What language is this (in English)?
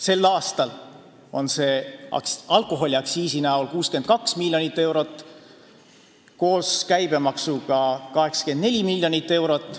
Estonian